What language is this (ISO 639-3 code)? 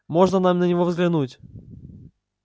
rus